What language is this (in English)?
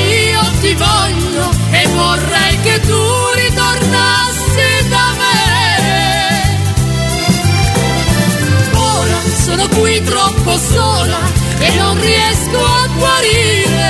Italian